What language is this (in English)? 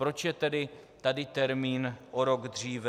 Czech